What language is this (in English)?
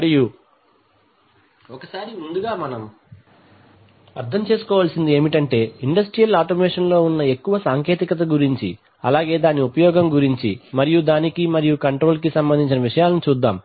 Telugu